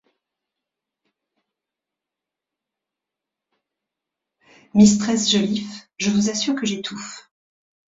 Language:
French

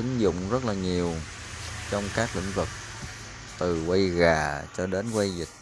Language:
Vietnamese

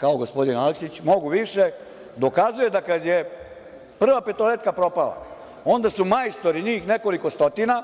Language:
Serbian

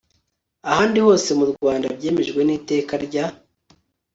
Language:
Kinyarwanda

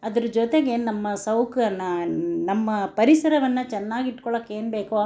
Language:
Kannada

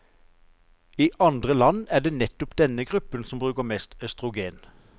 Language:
Norwegian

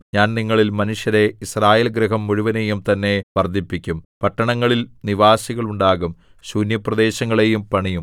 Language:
Malayalam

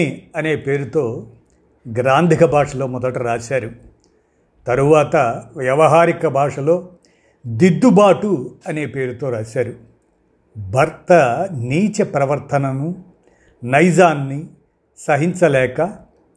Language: Telugu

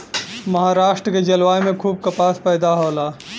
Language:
Bhojpuri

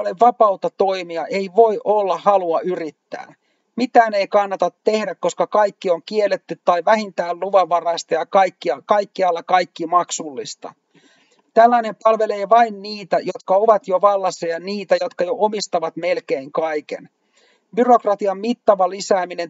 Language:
Finnish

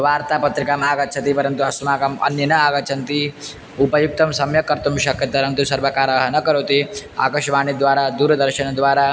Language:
Sanskrit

